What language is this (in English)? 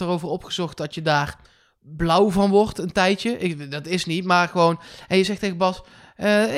Dutch